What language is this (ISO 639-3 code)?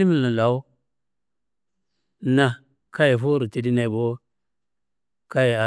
kbl